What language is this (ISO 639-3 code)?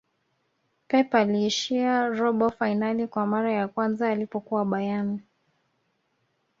swa